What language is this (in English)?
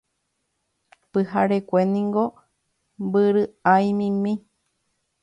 Guarani